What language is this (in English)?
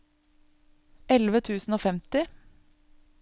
Norwegian